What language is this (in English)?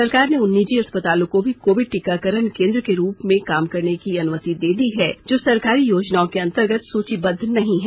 Hindi